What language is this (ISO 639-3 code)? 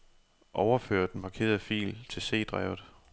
dan